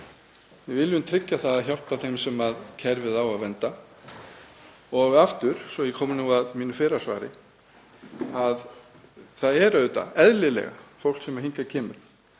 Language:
Icelandic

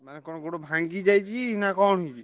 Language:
Odia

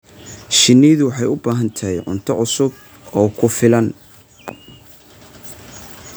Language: Somali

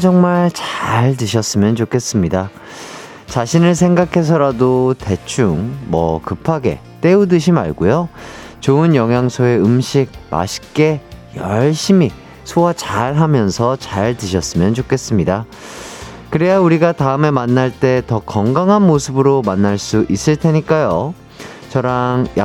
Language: Korean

